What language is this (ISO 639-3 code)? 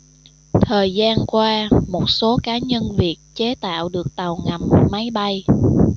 vie